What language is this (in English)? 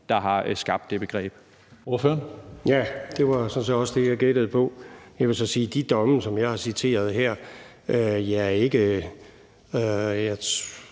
Danish